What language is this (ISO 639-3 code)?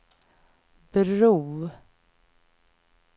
swe